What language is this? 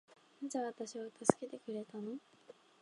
Japanese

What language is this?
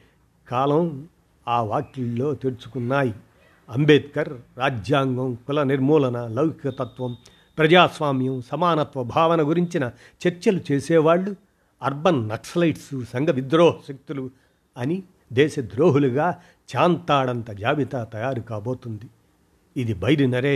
Telugu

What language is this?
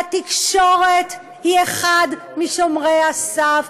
Hebrew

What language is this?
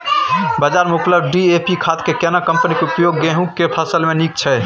Maithili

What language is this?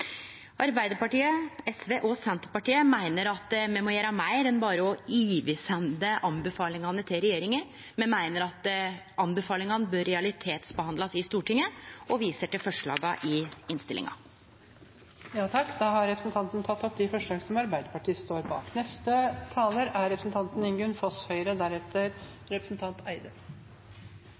Norwegian Nynorsk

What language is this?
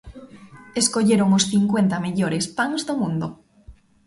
Galician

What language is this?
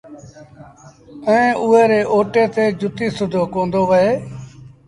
Sindhi Bhil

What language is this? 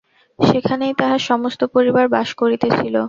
Bangla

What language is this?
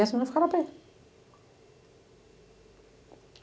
Portuguese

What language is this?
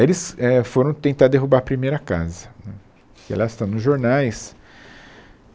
Portuguese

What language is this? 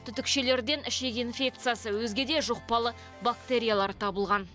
Kazakh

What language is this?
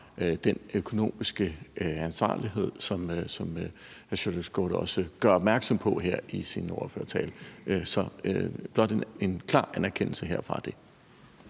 Danish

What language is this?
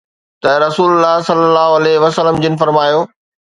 Sindhi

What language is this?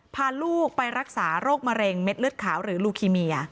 Thai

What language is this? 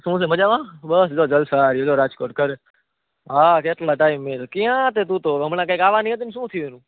Gujarati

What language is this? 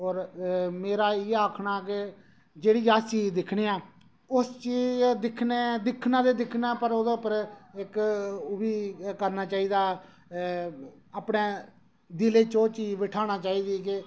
Dogri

